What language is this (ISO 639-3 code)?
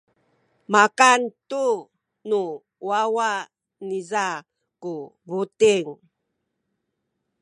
szy